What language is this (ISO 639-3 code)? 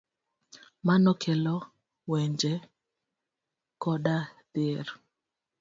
luo